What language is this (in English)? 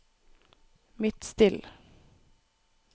Norwegian